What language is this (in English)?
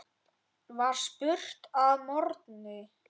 Icelandic